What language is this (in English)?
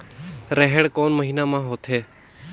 Chhattisgarhi